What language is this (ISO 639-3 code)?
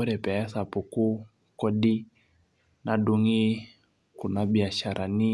mas